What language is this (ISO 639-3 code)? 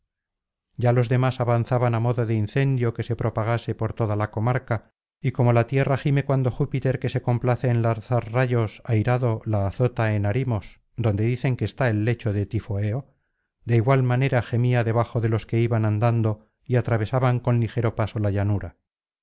spa